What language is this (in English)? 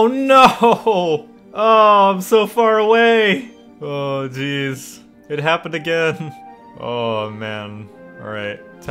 English